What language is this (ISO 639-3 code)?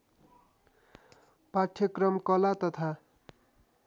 nep